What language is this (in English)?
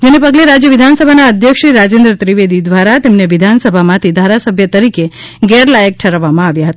Gujarati